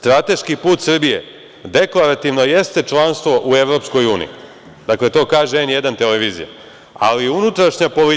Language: Serbian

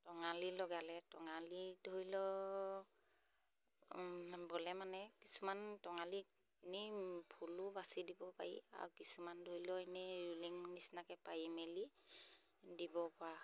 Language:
Assamese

